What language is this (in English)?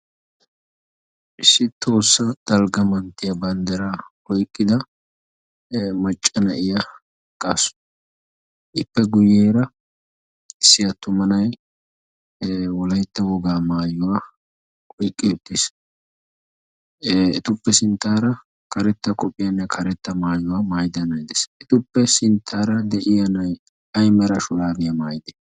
Wolaytta